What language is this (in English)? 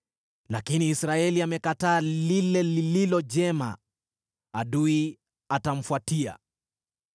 Swahili